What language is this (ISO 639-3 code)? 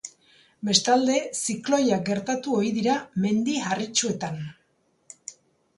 eus